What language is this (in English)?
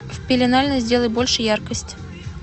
Russian